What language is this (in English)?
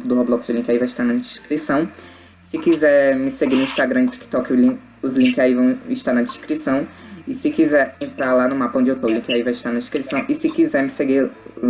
Portuguese